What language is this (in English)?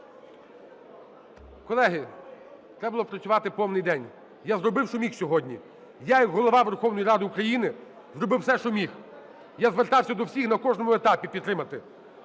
Ukrainian